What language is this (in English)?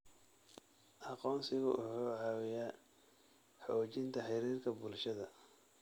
Somali